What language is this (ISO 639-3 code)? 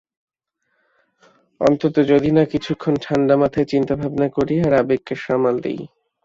ben